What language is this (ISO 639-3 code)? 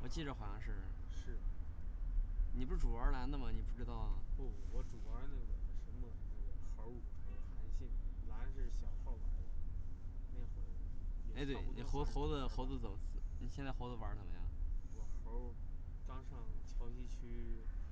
zho